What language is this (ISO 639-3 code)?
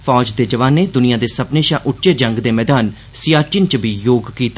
doi